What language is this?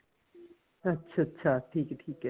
Punjabi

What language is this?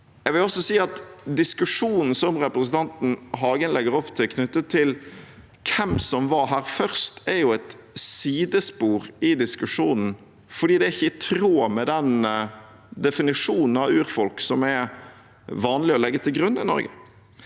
Norwegian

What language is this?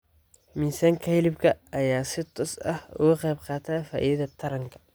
Somali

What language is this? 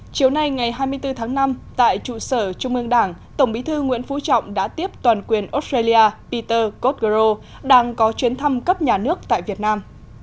Vietnamese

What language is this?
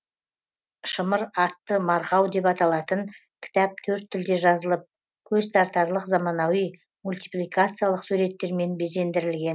Kazakh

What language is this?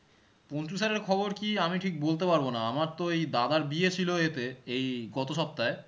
Bangla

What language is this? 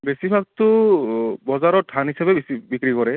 Assamese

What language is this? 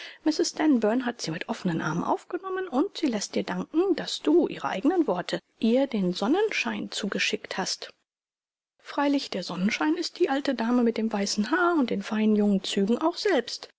German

